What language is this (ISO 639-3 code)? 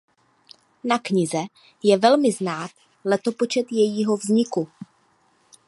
ces